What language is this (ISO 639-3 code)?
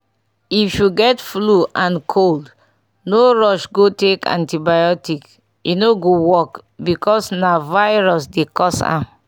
pcm